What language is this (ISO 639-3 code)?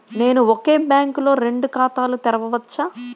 tel